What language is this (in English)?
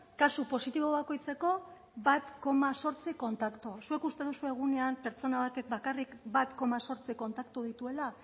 Basque